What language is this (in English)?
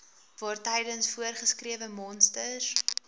Afrikaans